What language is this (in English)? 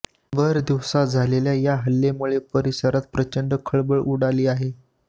Marathi